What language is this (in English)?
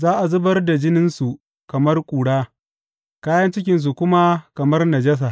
Hausa